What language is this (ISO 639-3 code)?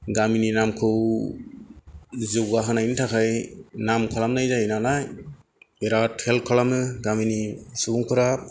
brx